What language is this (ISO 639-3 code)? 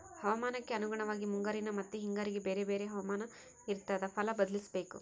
kan